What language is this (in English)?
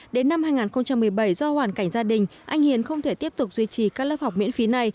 Vietnamese